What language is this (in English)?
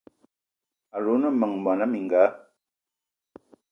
Eton (Cameroon)